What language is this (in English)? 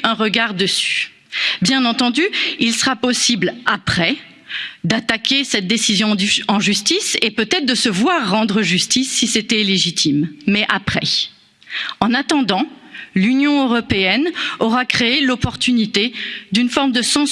French